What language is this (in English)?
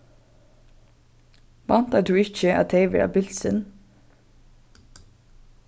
Faroese